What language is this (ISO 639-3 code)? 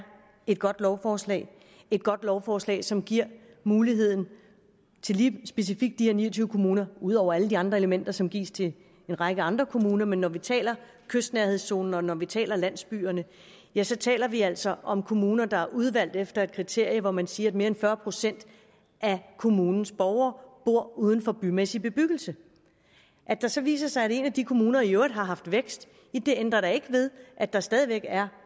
dan